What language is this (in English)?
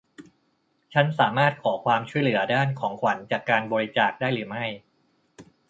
Thai